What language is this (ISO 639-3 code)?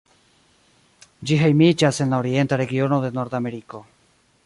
epo